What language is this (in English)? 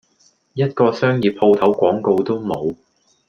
Cantonese